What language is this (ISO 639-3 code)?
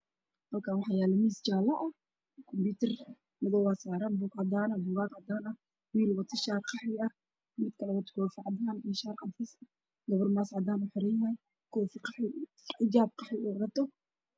som